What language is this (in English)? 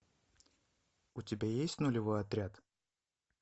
Russian